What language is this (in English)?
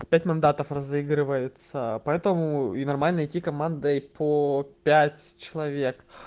Russian